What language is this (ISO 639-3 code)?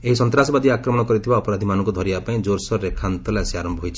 ori